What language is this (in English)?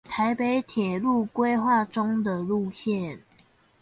Chinese